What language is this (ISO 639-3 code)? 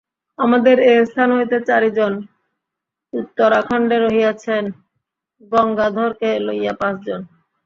ben